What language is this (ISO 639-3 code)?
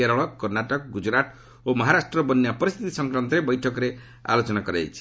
ori